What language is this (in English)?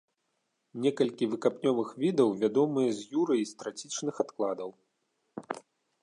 Belarusian